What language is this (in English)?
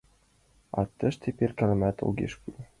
Mari